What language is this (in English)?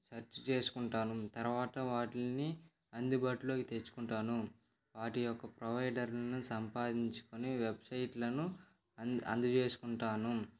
Telugu